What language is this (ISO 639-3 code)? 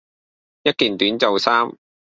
yue